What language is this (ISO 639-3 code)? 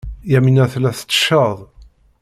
kab